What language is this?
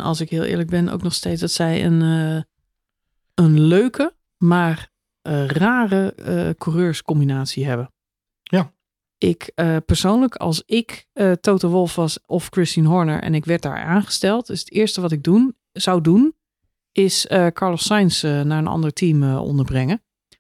Dutch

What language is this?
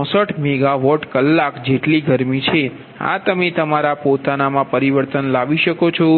Gujarati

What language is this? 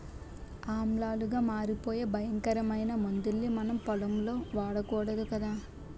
Telugu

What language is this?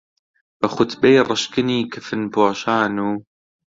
Central Kurdish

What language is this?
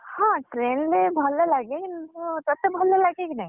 Odia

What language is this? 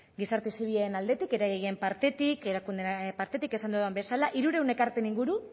Basque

